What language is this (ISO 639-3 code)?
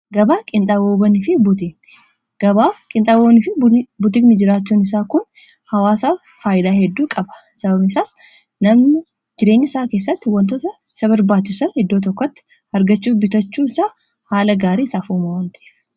orm